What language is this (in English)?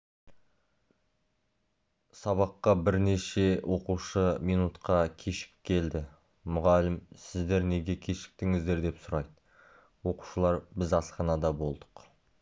Kazakh